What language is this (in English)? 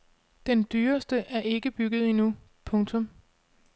Danish